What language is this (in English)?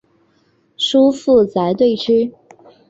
Chinese